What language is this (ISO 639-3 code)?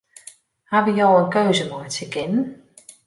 fry